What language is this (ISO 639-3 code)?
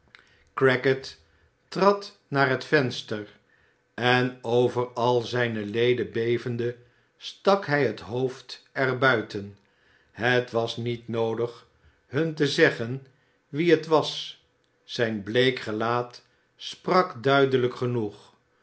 nld